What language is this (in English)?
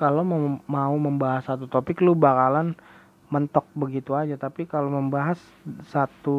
Indonesian